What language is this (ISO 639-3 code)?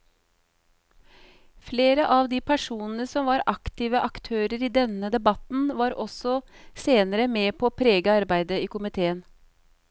nor